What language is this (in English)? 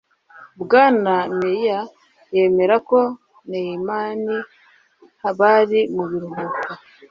Kinyarwanda